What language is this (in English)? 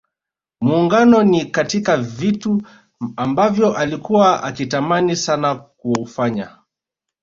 Swahili